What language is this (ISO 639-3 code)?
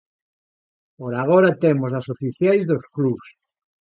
glg